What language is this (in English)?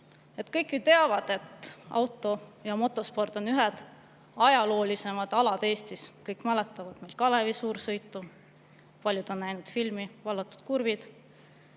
Estonian